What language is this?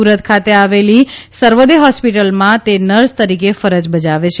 Gujarati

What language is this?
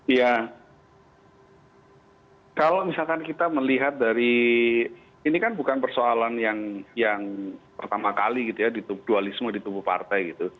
Indonesian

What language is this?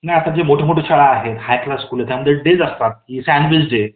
Marathi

